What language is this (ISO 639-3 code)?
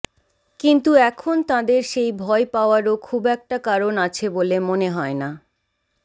ben